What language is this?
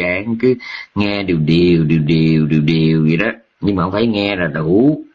Vietnamese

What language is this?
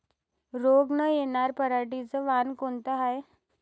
Marathi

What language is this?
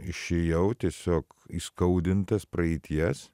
Lithuanian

